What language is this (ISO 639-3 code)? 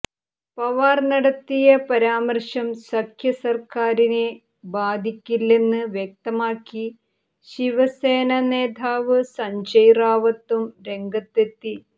mal